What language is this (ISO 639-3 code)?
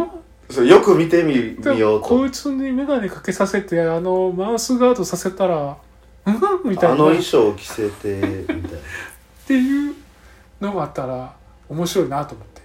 jpn